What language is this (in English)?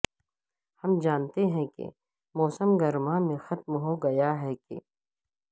Urdu